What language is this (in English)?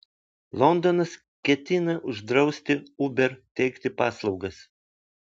Lithuanian